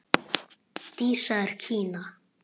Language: Icelandic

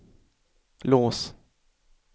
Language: Swedish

